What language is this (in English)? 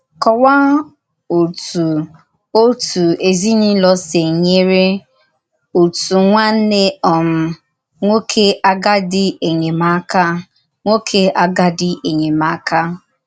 Igbo